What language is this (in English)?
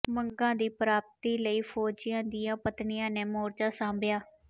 Punjabi